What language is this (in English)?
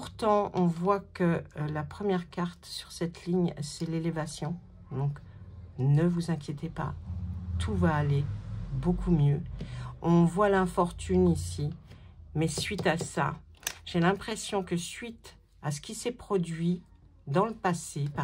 French